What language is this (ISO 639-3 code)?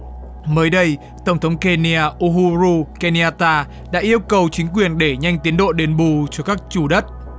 vie